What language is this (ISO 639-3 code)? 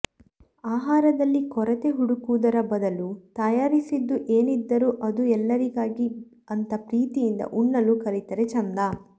kan